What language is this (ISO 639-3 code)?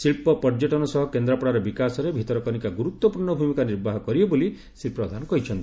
ori